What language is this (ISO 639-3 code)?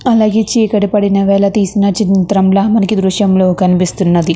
tel